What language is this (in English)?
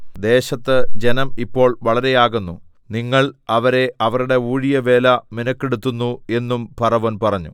Malayalam